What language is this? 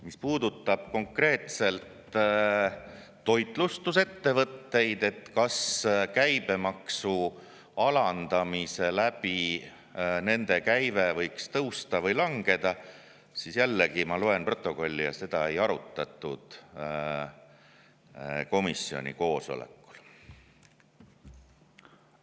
Estonian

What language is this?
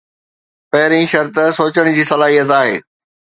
Sindhi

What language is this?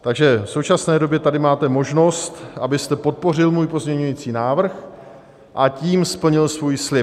Czech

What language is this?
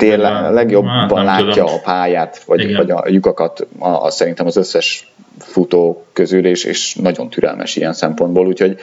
Hungarian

